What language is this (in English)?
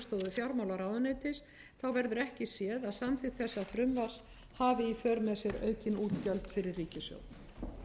Icelandic